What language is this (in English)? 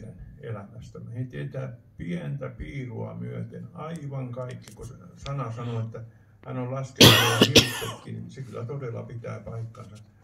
Finnish